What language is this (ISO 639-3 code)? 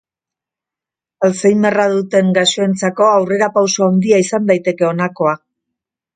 eus